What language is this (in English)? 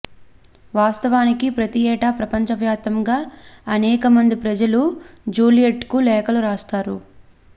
Telugu